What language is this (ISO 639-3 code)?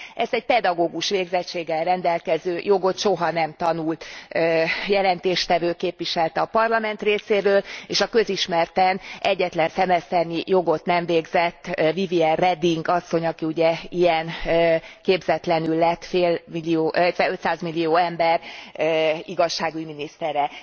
hun